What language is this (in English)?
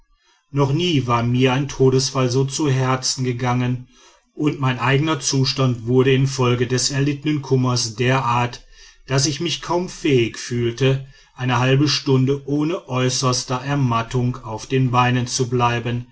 German